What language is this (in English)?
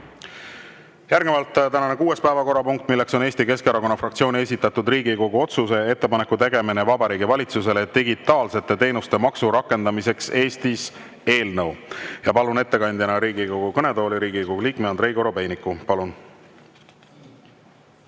Estonian